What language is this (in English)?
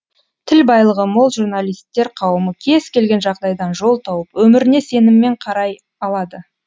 Kazakh